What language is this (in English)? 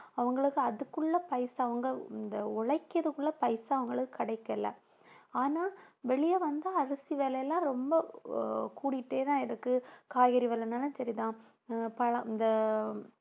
Tamil